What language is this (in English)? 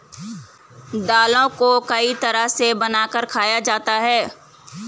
Hindi